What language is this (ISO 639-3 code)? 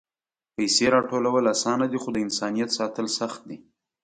pus